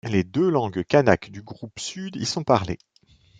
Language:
French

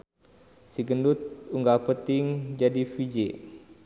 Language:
Sundanese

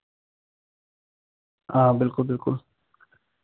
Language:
Dogri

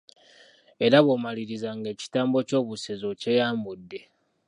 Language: Ganda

